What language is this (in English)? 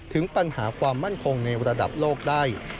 Thai